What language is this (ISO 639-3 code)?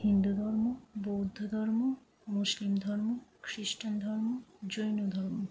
ben